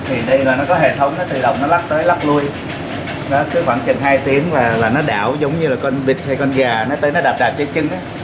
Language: Vietnamese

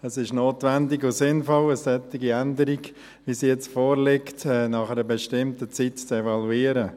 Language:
Swiss German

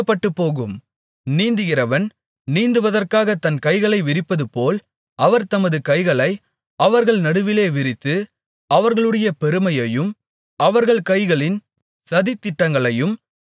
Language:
Tamil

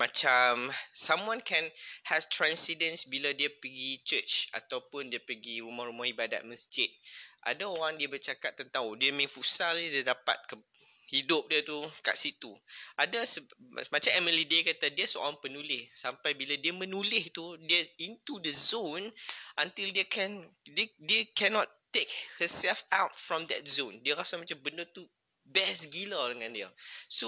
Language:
Malay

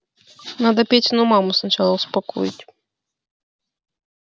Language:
Russian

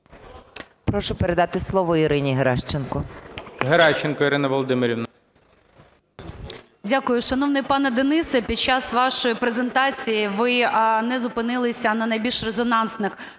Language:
Ukrainian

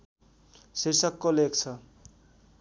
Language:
Nepali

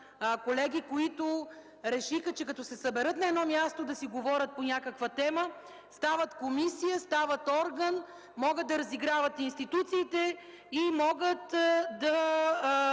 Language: Bulgarian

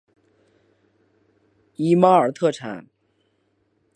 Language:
Chinese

